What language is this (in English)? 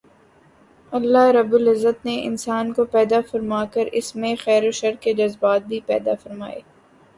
Urdu